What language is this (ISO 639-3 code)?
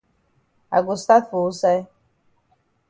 wes